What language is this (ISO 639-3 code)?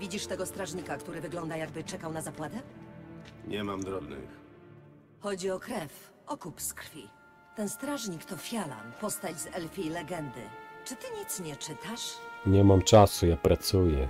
pol